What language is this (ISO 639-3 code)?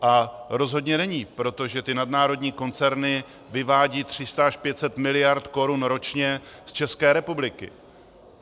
ces